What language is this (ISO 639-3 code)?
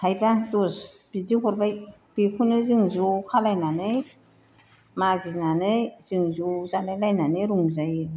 brx